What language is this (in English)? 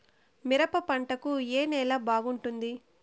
Telugu